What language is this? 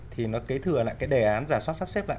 Vietnamese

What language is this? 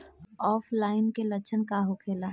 Bhojpuri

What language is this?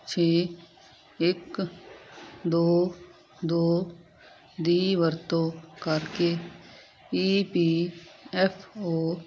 Punjabi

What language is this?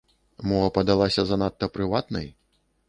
Belarusian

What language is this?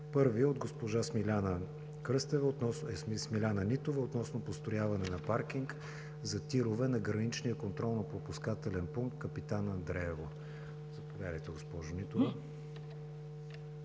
Bulgarian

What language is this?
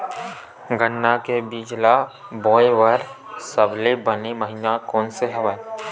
Chhattisgarhi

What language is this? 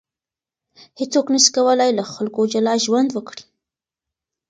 Pashto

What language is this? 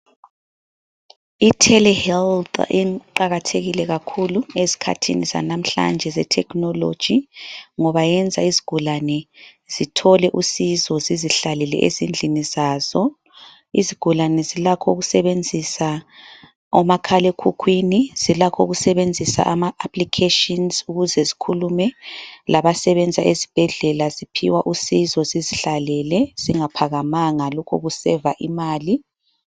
North Ndebele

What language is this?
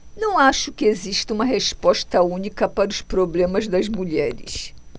Portuguese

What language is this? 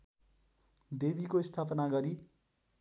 Nepali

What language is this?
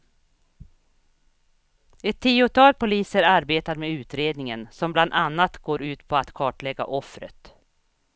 Swedish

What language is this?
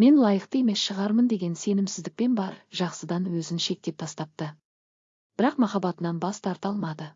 Turkish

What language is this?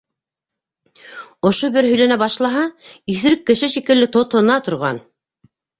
Bashkir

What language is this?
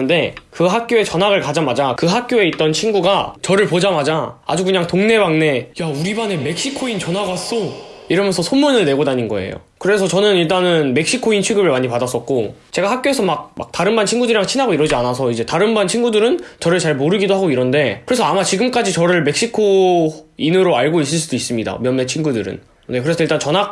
Korean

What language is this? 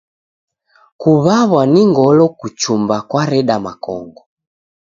Taita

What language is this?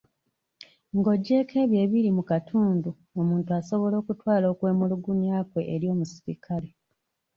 Ganda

